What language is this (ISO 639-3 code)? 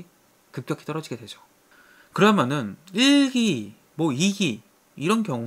kor